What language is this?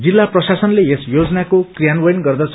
Nepali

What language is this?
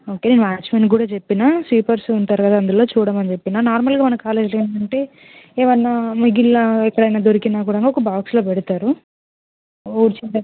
Telugu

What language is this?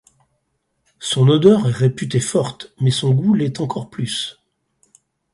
French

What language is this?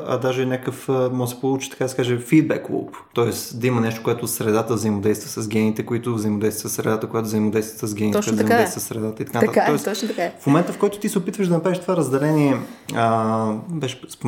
Bulgarian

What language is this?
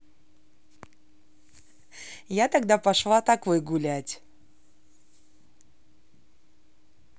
Russian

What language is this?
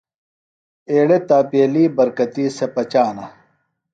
Phalura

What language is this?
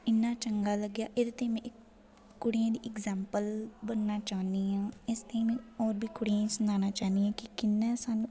Dogri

